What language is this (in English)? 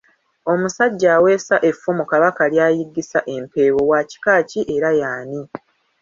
Ganda